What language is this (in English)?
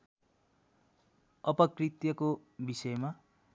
Nepali